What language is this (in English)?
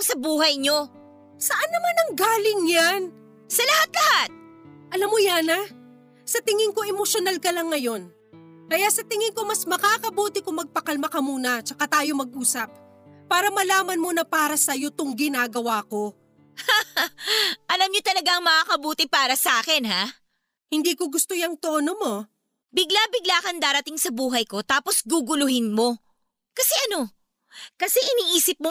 Filipino